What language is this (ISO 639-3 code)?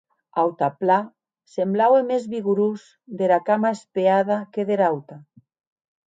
oci